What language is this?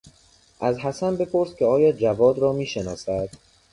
Persian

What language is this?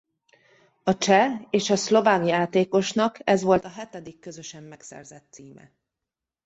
Hungarian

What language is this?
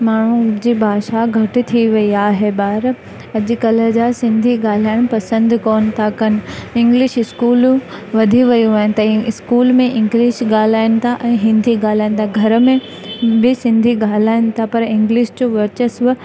Sindhi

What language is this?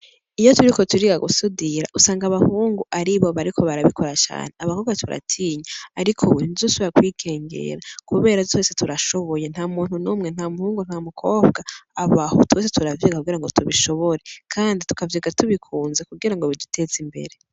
Rundi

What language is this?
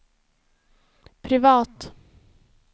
Swedish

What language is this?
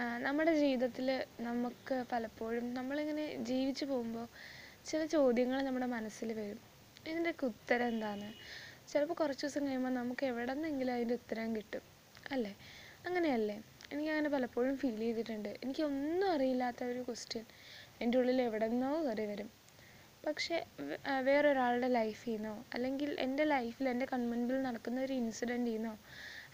Malayalam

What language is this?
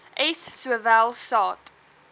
Afrikaans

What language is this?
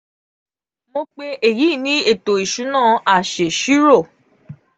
Yoruba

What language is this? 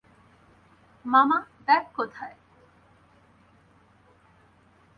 Bangla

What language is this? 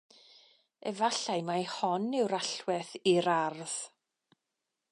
Welsh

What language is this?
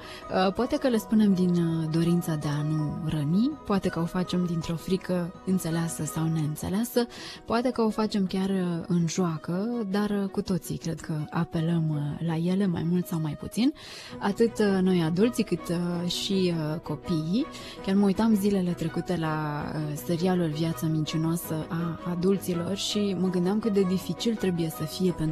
Romanian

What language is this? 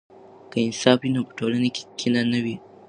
Pashto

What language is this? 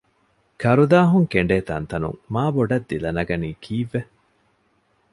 Divehi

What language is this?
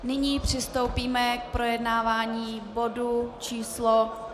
Czech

